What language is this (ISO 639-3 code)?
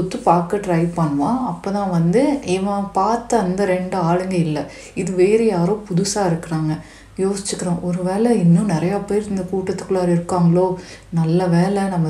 tam